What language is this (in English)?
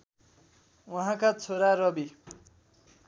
Nepali